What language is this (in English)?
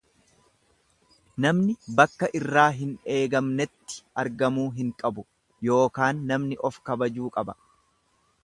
Oromo